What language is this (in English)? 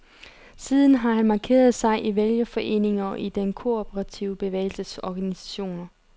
Danish